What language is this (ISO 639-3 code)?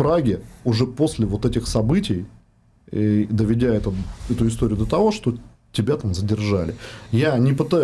rus